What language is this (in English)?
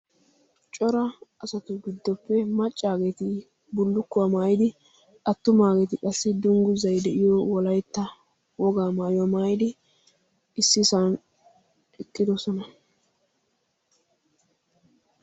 Wolaytta